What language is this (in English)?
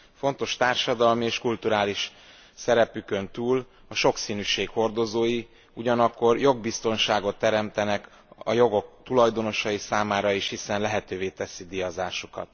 Hungarian